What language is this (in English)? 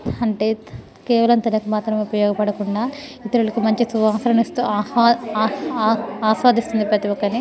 Telugu